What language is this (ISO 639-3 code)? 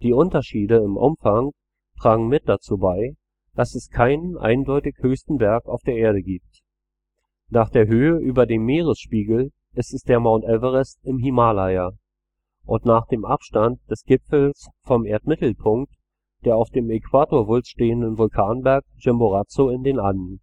deu